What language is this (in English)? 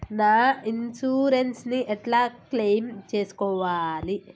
Telugu